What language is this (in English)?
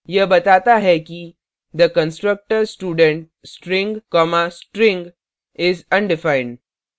Hindi